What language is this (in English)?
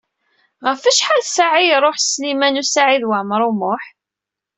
Kabyle